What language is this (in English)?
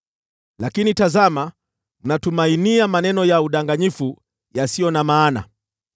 Swahili